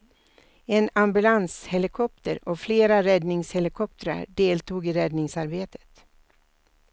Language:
Swedish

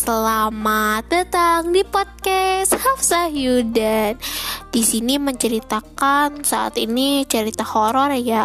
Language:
Indonesian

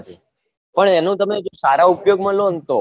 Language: Gujarati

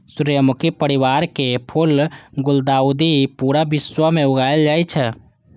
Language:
Maithili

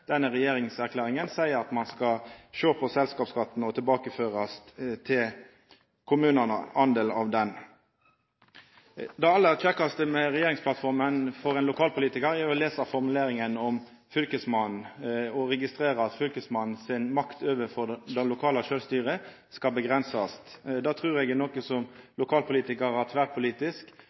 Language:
Norwegian Nynorsk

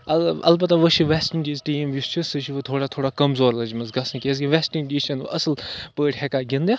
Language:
Kashmiri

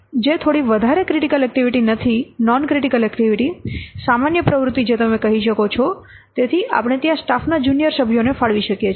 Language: Gujarati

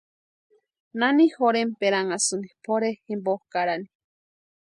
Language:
Western Highland Purepecha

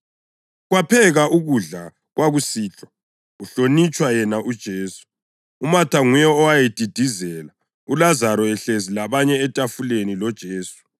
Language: North Ndebele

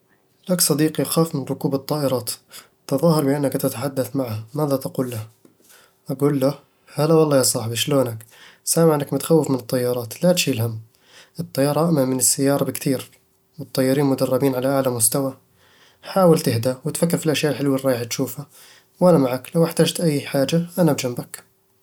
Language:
Eastern Egyptian Bedawi Arabic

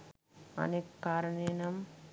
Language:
Sinhala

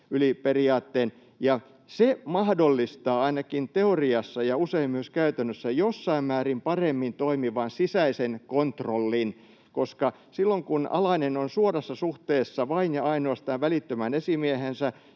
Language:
Finnish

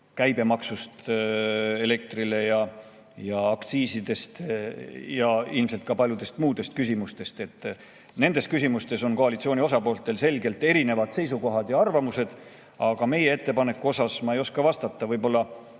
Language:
Estonian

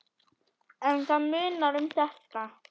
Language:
Icelandic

